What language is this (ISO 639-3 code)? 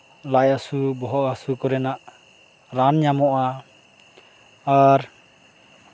sat